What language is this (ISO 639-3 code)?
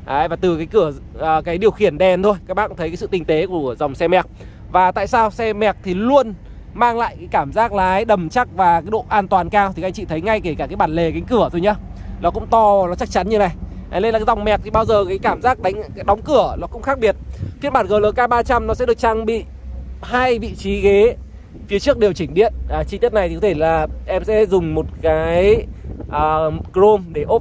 vie